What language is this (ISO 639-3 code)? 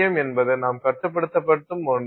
tam